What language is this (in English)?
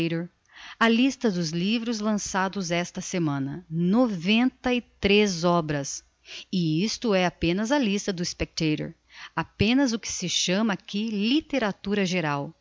Portuguese